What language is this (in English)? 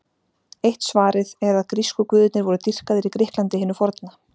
Icelandic